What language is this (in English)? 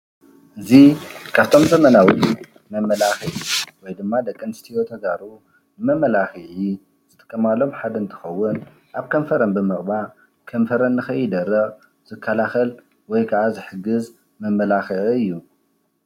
Tigrinya